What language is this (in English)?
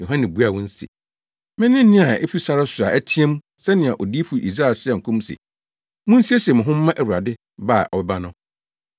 Akan